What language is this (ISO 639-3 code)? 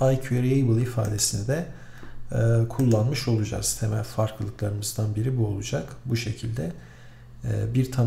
tur